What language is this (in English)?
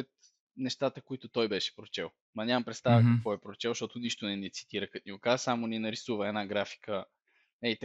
Bulgarian